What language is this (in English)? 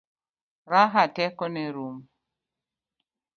Luo (Kenya and Tanzania)